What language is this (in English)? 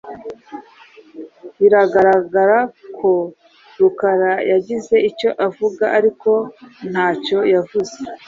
Kinyarwanda